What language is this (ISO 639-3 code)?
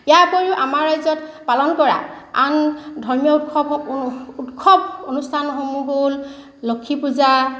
asm